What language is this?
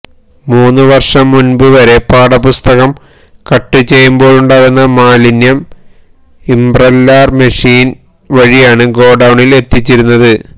Malayalam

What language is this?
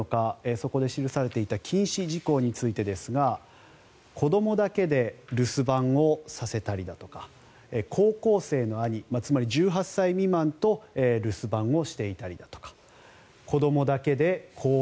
Japanese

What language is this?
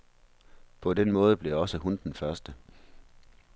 Danish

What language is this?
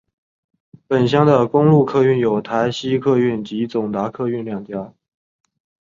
Chinese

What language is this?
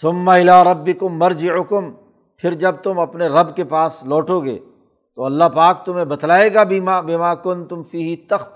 Urdu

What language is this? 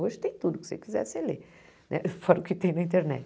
Portuguese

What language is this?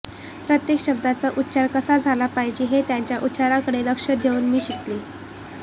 Marathi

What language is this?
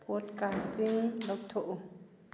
Manipuri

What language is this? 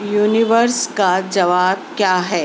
Urdu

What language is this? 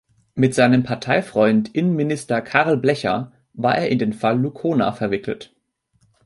German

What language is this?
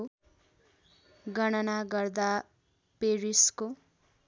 Nepali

